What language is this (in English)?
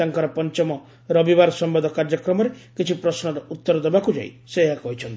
Odia